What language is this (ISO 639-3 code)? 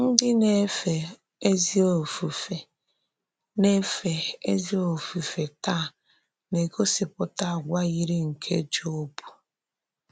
ibo